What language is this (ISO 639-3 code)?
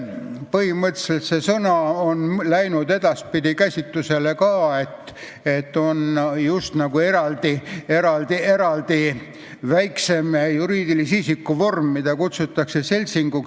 est